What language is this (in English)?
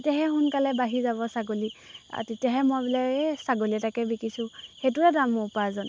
Assamese